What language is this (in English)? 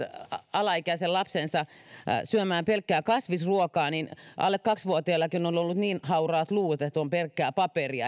Finnish